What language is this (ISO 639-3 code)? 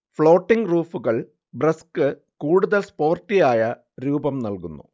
mal